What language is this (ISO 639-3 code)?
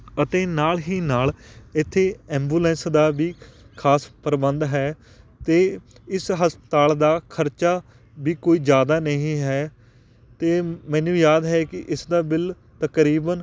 pan